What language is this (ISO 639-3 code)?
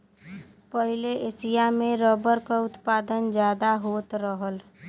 bho